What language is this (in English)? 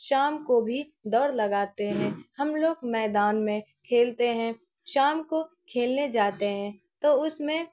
Urdu